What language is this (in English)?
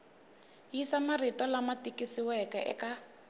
Tsonga